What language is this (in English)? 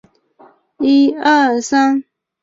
Chinese